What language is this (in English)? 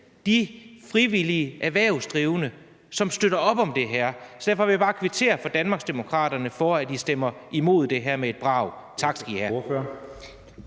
Danish